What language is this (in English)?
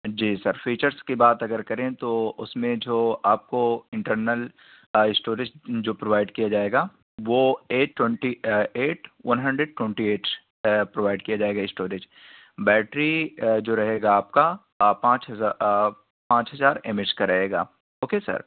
Urdu